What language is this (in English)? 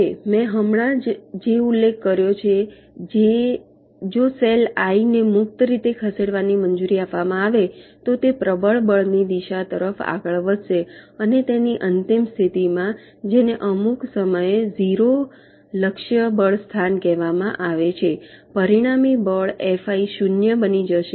Gujarati